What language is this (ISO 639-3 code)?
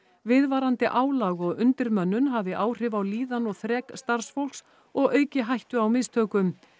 isl